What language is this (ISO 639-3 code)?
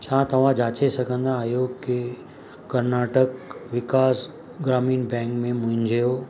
snd